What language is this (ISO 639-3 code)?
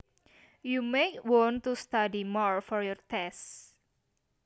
jav